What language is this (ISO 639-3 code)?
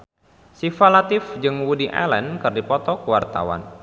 sun